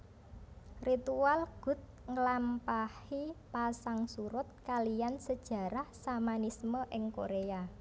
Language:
Javanese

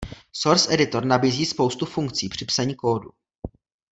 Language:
Czech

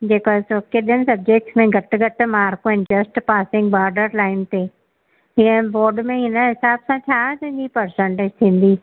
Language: Sindhi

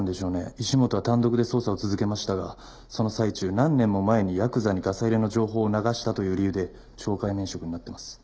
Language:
Japanese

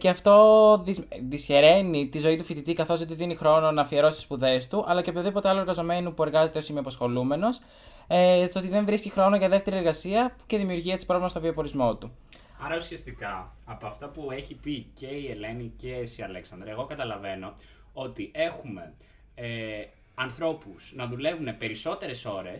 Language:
Greek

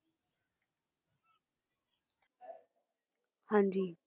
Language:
Punjabi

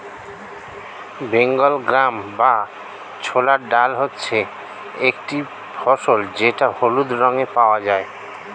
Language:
Bangla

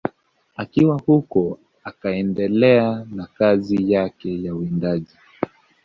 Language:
Swahili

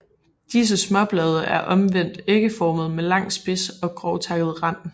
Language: Danish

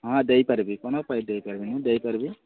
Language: Odia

